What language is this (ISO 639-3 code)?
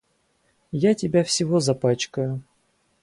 rus